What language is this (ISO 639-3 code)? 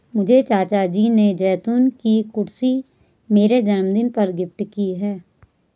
hin